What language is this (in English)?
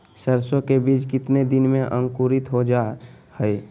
Magahi